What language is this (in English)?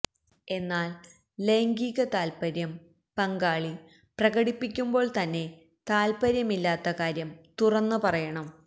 Malayalam